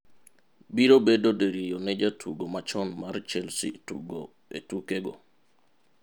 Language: Luo (Kenya and Tanzania)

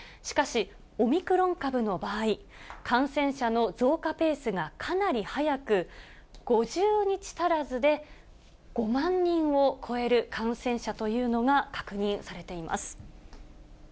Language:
Japanese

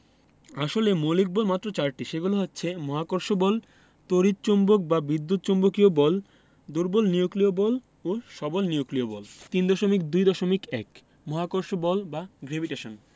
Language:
Bangla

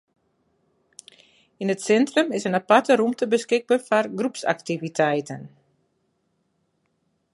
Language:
Western Frisian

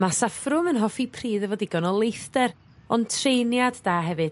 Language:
Welsh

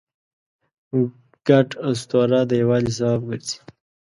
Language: Pashto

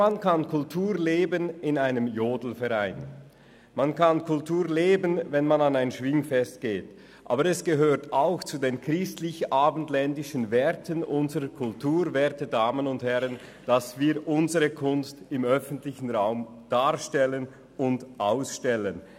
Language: Swiss German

